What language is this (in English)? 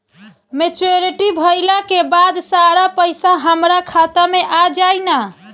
Bhojpuri